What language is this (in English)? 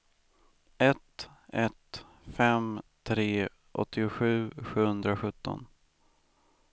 Swedish